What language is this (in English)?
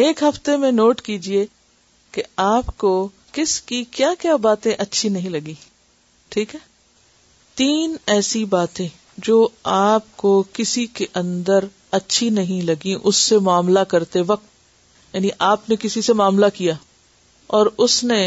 Urdu